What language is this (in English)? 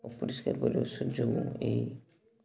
Odia